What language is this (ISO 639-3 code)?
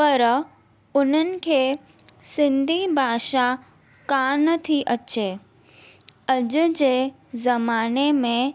snd